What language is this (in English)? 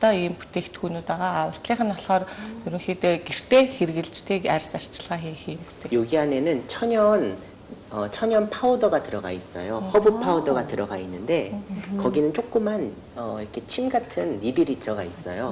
Korean